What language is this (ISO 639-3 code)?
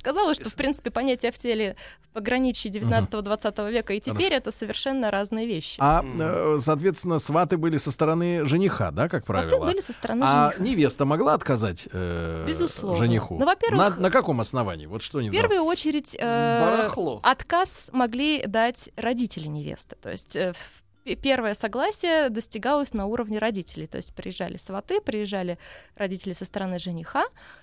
rus